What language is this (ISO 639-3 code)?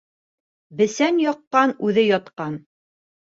bak